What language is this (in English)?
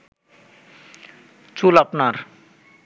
Bangla